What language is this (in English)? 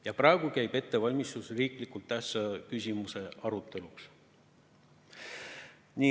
Estonian